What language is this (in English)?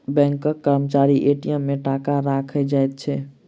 Maithili